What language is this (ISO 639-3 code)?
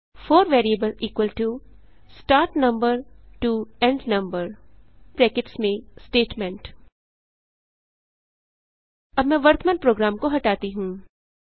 hin